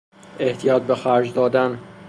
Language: Persian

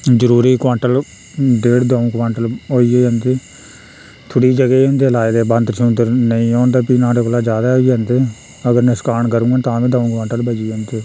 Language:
Dogri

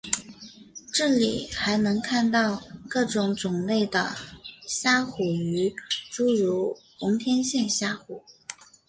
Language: Chinese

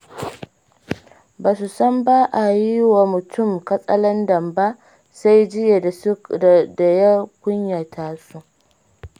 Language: Hausa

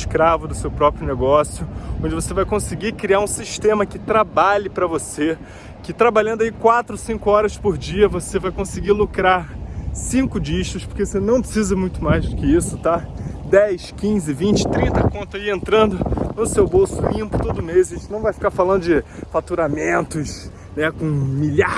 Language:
Portuguese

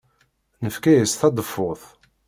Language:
Kabyle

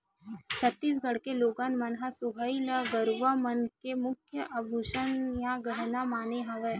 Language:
Chhattisgarhi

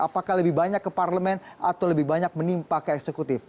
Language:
Indonesian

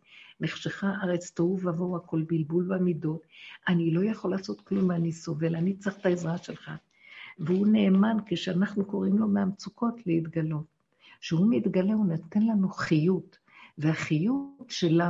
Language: Hebrew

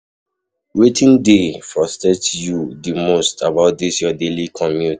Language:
Nigerian Pidgin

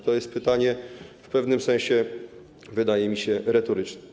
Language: Polish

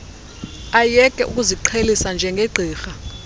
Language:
Xhosa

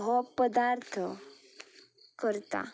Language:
Konkani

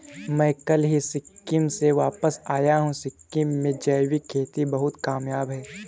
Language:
Hindi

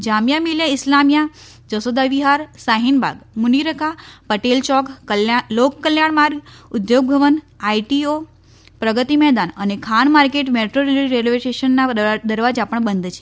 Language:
Gujarati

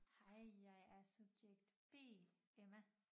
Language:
Danish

